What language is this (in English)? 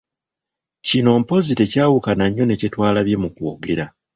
Ganda